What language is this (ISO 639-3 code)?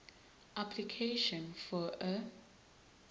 zul